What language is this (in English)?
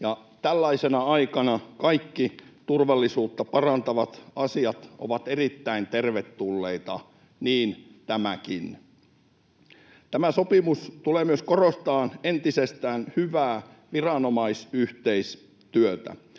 Finnish